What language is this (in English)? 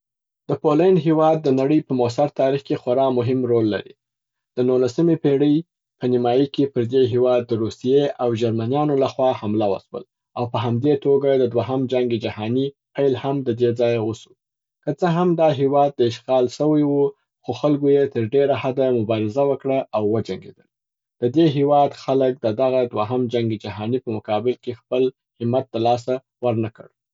Southern Pashto